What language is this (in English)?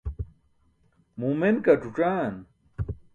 Burushaski